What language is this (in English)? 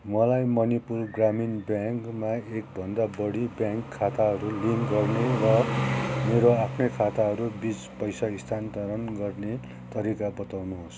Nepali